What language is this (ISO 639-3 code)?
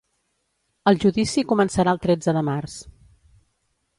cat